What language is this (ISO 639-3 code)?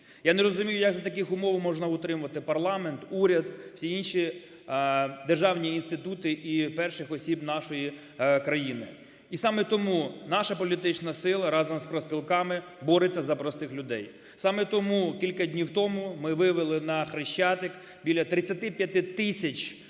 ukr